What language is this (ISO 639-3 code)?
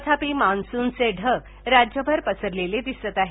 mar